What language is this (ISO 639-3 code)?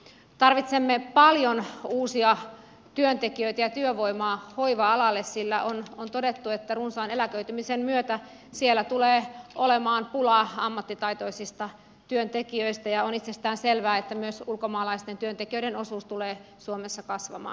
fin